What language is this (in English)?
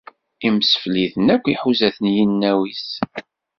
Kabyle